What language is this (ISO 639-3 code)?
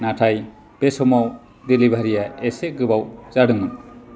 brx